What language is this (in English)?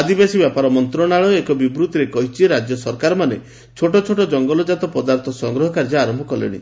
Odia